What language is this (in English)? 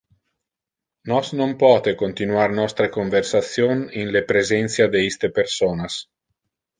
Interlingua